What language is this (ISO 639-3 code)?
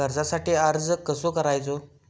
mar